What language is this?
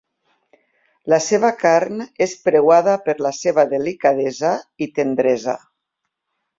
Catalan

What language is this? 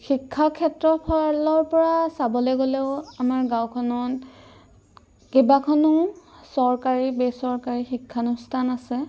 Assamese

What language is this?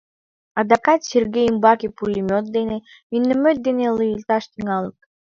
Mari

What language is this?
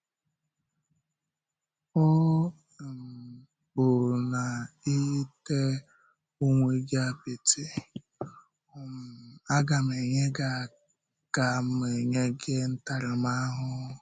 Igbo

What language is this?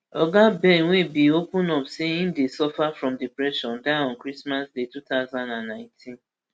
Nigerian Pidgin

